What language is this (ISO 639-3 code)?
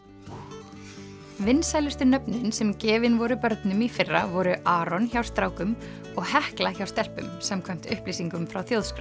isl